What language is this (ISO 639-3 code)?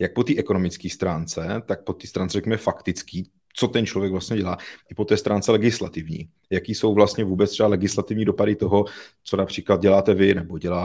ces